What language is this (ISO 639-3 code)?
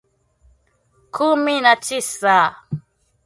swa